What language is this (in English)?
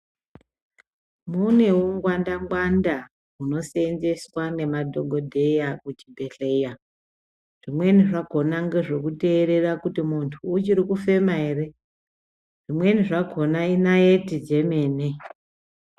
Ndau